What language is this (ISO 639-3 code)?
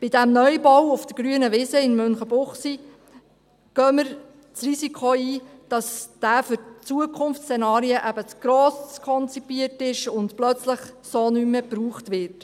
gsw